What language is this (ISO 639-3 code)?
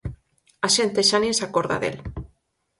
glg